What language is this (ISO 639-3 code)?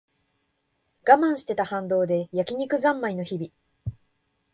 jpn